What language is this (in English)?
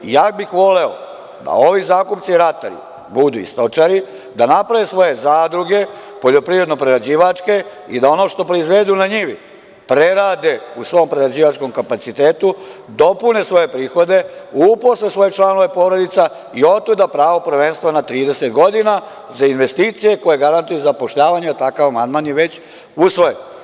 Serbian